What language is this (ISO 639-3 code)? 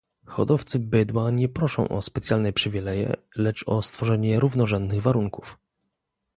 pol